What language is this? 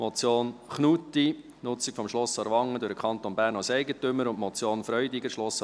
Swiss German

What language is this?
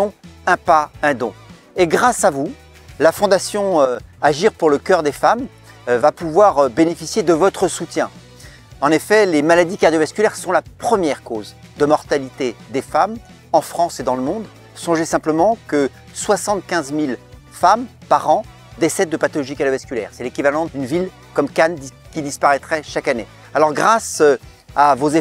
French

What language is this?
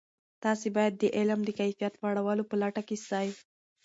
Pashto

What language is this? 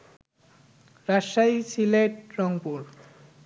Bangla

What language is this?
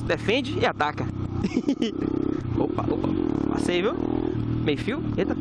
Portuguese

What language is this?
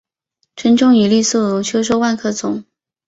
Chinese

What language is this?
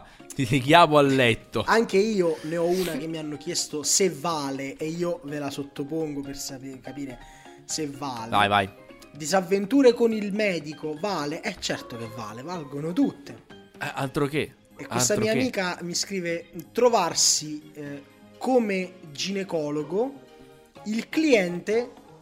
Italian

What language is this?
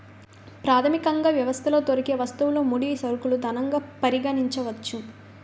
Telugu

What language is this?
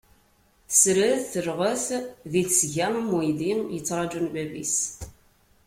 Kabyle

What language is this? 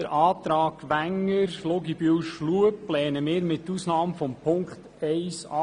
Swiss German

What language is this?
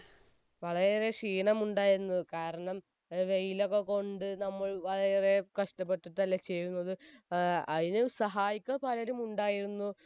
Malayalam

